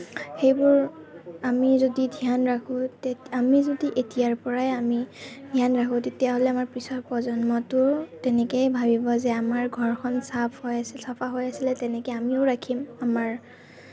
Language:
Assamese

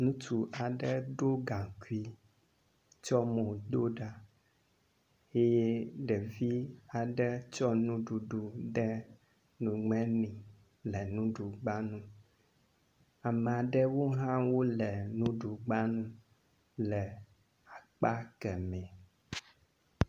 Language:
Ewe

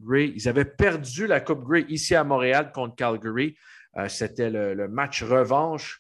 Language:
French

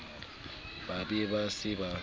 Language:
Southern Sotho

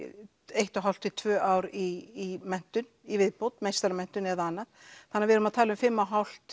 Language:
Icelandic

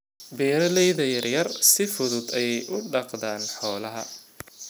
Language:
Somali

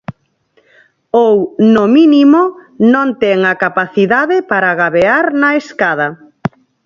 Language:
Galician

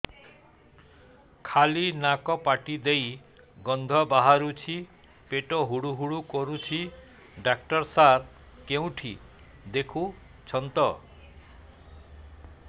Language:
Odia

